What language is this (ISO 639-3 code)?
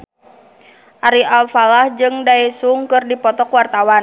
sun